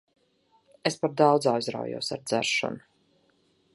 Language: Latvian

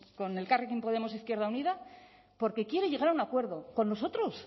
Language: Spanish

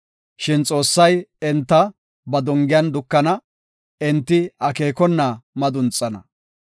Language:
Gofa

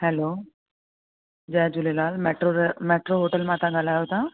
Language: Sindhi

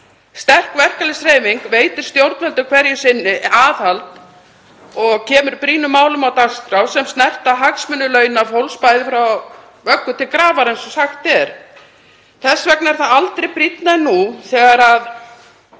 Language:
Icelandic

